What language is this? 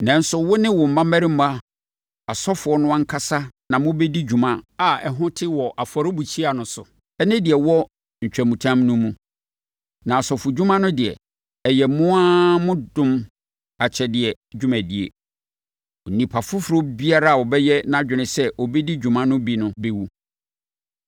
Akan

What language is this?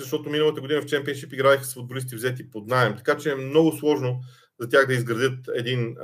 Bulgarian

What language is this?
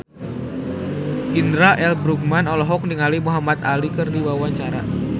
Sundanese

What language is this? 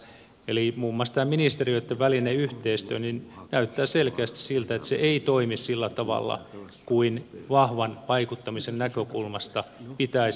Finnish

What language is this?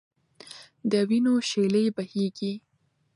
Pashto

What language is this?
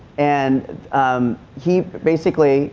English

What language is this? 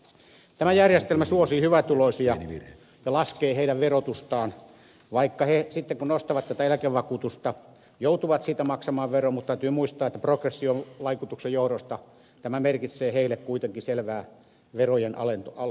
Finnish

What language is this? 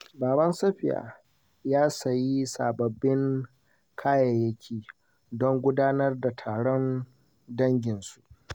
Hausa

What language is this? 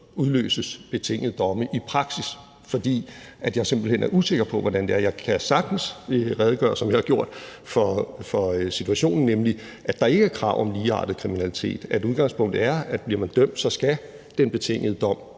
Danish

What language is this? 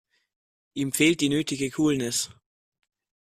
German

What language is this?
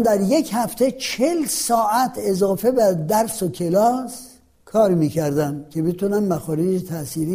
Persian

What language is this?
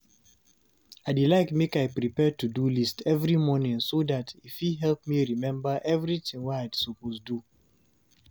Nigerian Pidgin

